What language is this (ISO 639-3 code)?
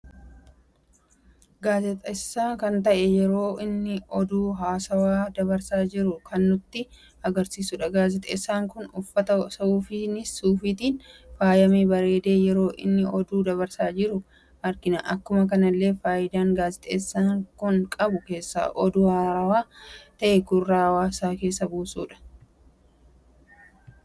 orm